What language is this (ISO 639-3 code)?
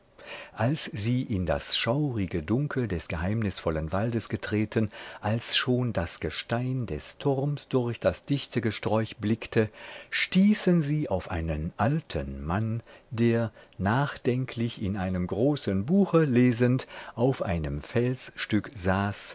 deu